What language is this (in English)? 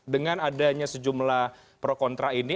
Indonesian